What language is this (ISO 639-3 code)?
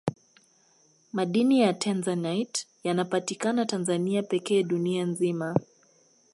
swa